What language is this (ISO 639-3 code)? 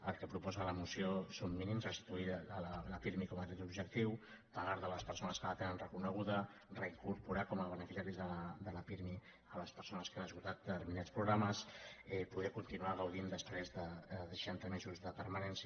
cat